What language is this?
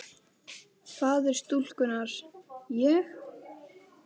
Icelandic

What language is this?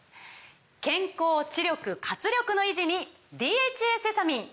Japanese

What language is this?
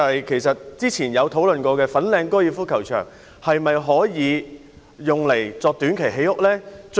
Cantonese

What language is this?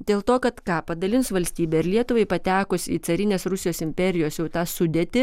Lithuanian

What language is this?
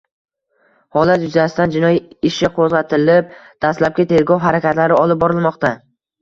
Uzbek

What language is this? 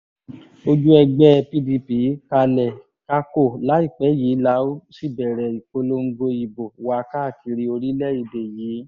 Yoruba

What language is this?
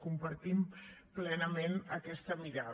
Catalan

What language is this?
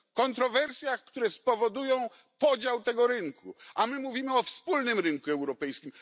Polish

